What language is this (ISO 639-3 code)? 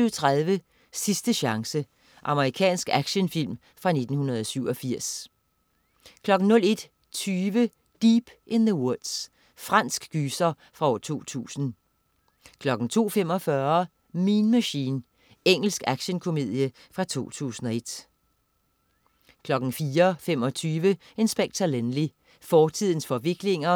dan